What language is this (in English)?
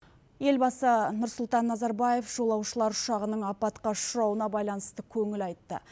Kazakh